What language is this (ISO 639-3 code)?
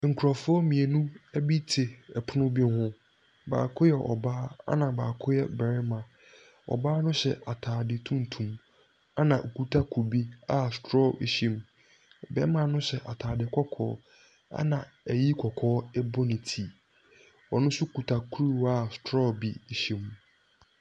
aka